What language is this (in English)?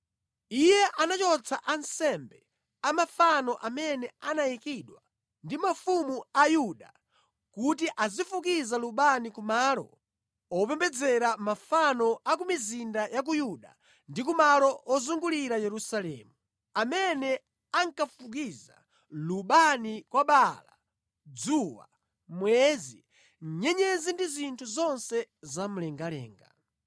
Nyanja